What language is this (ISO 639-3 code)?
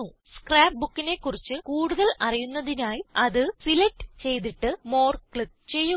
mal